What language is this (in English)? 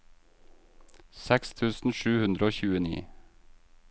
Norwegian